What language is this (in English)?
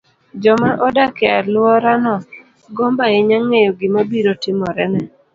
Luo (Kenya and Tanzania)